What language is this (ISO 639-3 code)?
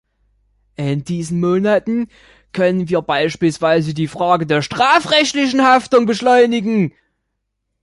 deu